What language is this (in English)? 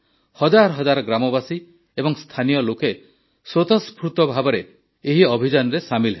Odia